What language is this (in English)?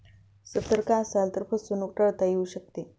Marathi